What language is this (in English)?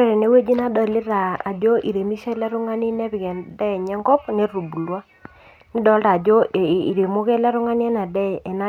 Masai